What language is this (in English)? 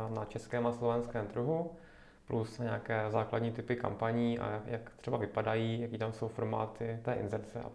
Czech